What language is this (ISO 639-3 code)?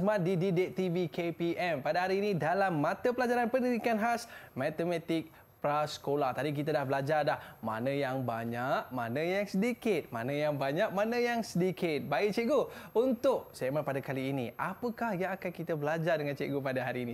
msa